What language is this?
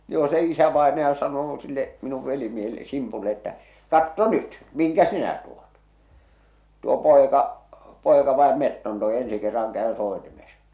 Finnish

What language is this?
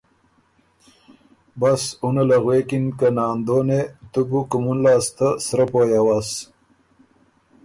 Ormuri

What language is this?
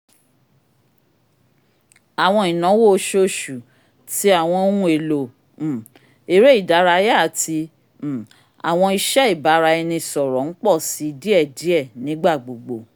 Yoruba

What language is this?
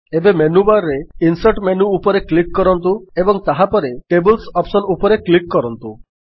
Odia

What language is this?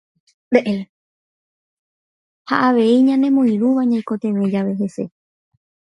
Guarani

